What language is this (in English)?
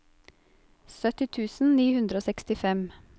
Norwegian